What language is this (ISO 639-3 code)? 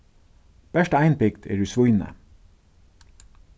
fao